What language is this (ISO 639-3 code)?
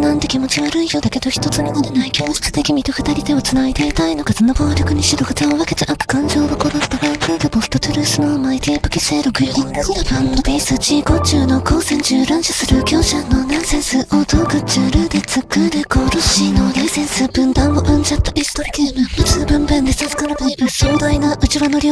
jpn